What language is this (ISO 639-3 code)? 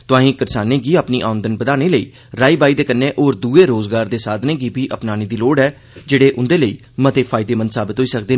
doi